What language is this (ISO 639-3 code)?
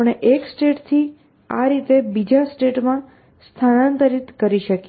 guj